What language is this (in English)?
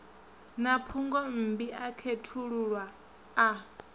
Venda